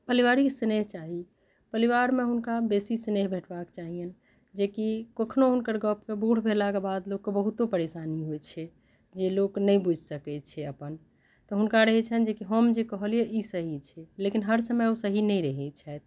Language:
Maithili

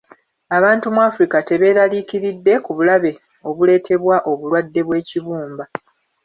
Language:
Ganda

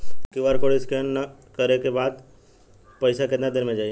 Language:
Bhojpuri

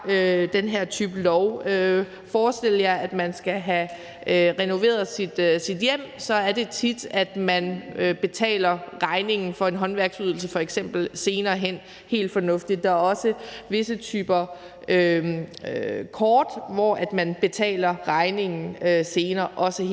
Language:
Danish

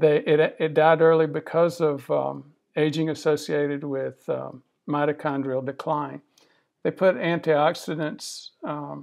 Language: English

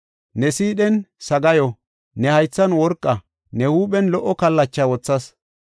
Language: Gofa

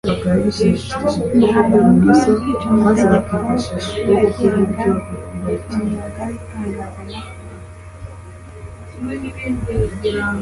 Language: Kinyarwanda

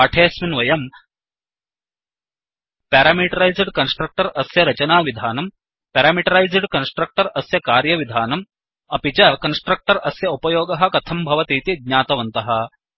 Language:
Sanskrit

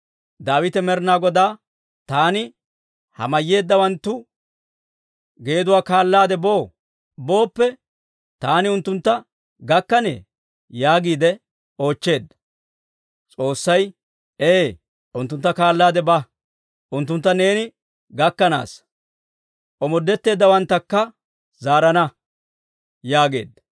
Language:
Dawro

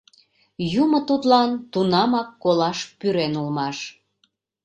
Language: Mari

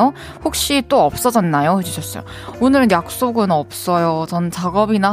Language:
Korean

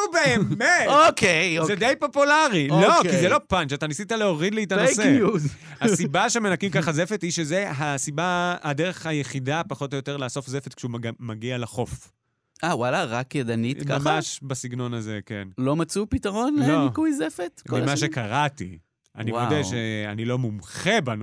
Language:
Hebrew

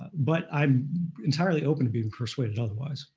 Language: English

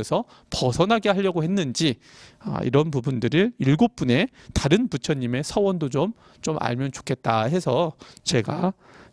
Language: Korean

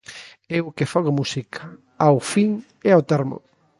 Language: Galician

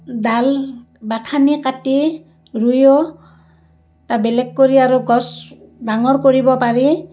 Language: Assamese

